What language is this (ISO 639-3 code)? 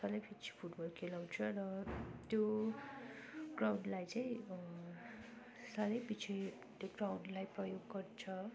nep